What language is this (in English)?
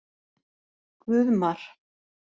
Icelandic